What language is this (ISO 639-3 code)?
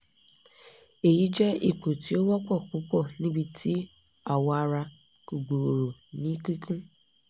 yor